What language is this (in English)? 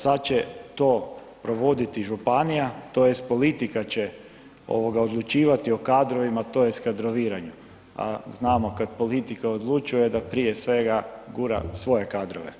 Croatian